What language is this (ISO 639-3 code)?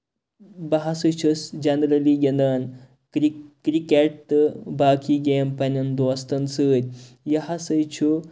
kas